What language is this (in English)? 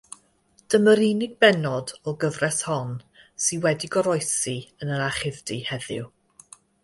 Welsh